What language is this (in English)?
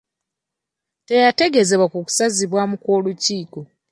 Ganda